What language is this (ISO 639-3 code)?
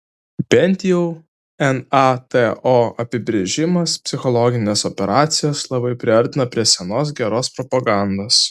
lit